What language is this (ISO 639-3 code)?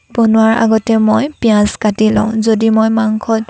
asm